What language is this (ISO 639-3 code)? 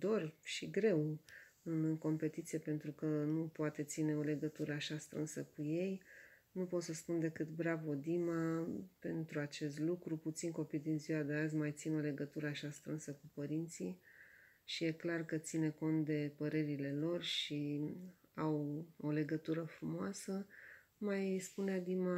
ron